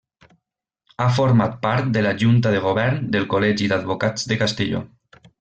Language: Catalan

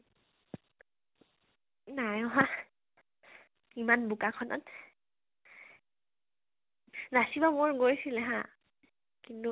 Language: Assamese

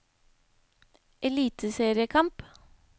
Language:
Norwegian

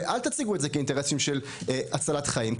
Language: Hebrew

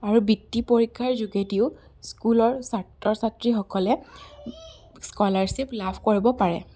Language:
Assamese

